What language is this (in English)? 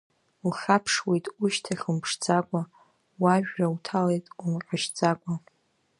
Abkhazian